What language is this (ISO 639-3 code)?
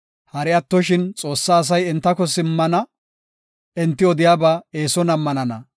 gof